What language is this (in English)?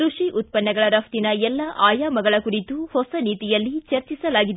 Kannada